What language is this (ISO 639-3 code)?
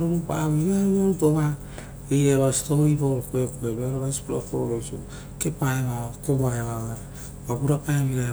roo